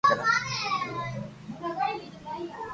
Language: Loarki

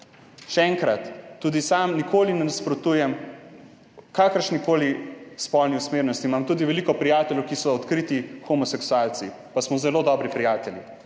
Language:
Slovenian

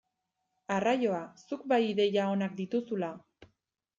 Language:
Basque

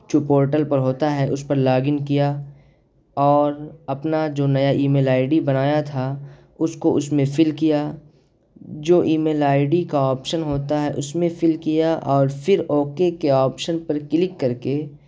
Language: Urdu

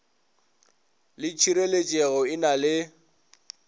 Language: Northern Sotho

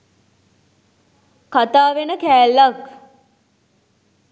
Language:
Sinhala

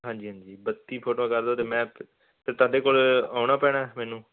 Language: Punjabi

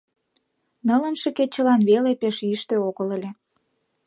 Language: Mari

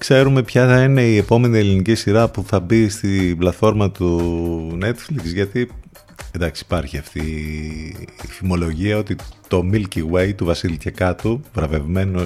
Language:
Greek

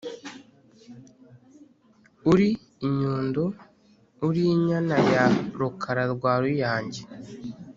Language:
Kinyarwanda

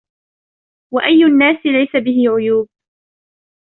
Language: Arabic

